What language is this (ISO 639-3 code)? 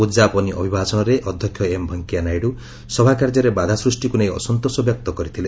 ori